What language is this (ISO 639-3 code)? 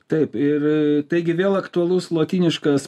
lit